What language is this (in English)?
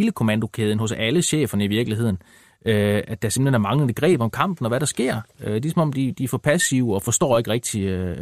Danish